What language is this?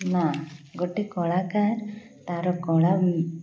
Odia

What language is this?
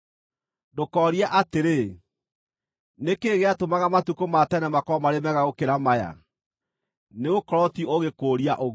Kikuyu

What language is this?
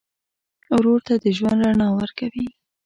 Pashto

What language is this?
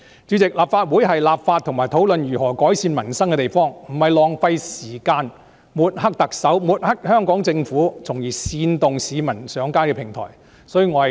Cantonese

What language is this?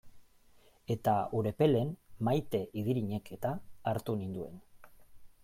Basque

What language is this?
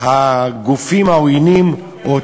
Hebrew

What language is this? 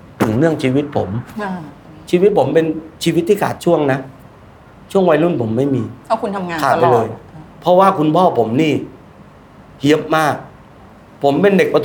Thai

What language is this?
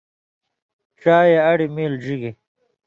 Indus Kohistani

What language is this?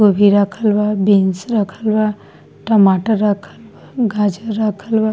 Bhojpuri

